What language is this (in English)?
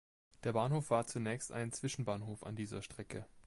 German